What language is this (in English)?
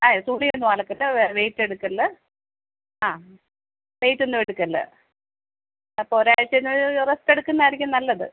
Malayalam